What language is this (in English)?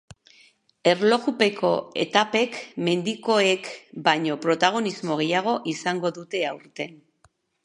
Basque